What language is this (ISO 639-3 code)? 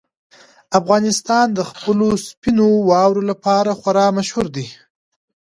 pus